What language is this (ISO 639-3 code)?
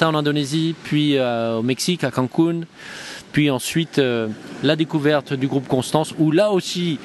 fra